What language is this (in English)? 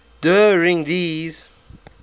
English